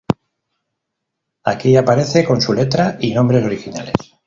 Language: Spanish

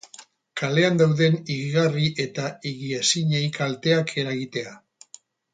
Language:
Basque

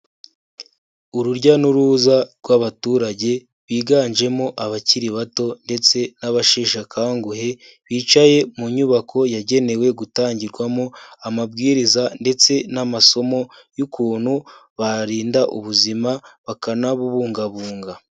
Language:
Kinyarwanda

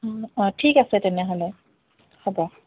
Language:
Assamese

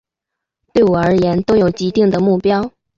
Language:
Chinese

